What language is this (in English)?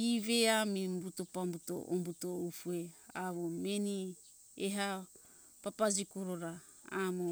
Hunjara-Kaina Ke